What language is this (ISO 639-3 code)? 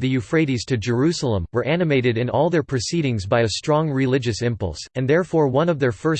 eng